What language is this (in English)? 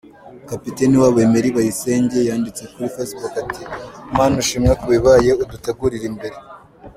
Kinyarwanda